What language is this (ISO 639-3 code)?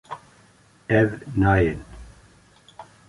kur